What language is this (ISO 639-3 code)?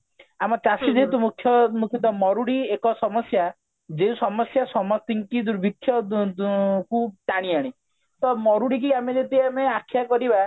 ori